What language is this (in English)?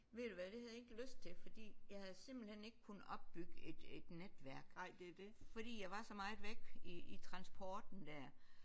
Danish